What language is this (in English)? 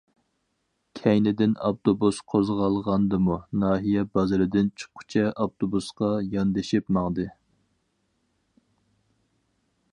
Uyghur